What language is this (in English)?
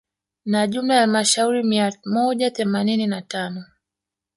Swahili